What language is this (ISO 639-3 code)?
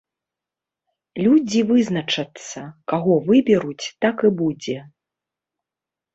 bel